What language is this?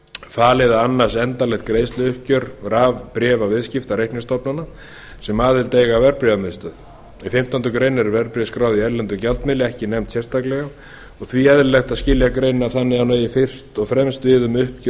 Icelandic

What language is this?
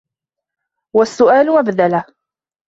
Arabic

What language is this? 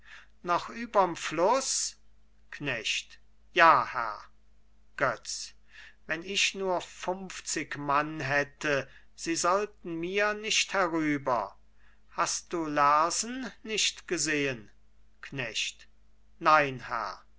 German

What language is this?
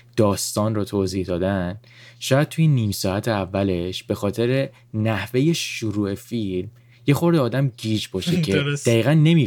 Persian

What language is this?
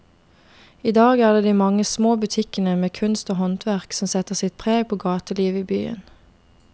Norwegian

